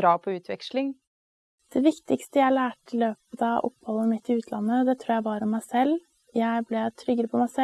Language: Dutch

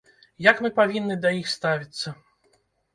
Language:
Belarusian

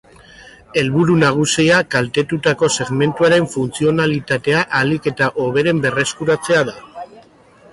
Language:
Basque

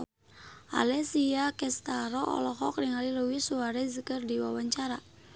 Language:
Sundanese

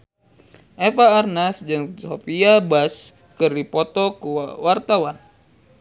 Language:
Sundanese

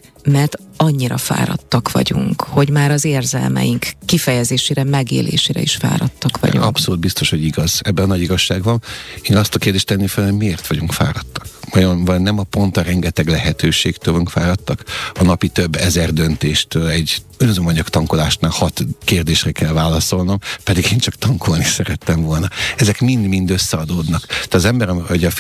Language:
Hungarian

